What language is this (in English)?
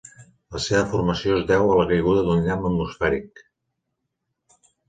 Catalan